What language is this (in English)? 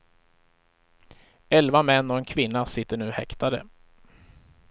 Swedish